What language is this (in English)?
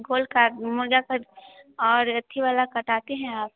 Hindi